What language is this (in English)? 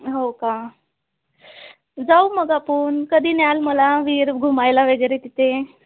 Marathi